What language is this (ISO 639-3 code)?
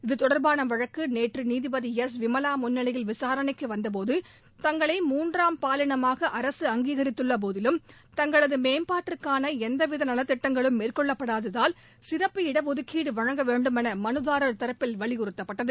tam